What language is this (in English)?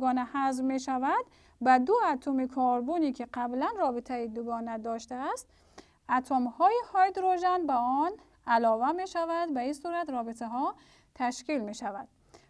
Persian